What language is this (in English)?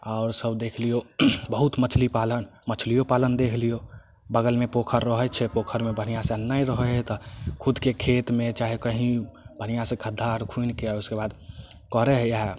Maithili